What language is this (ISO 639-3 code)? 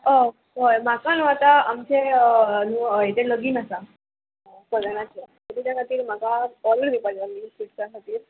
kok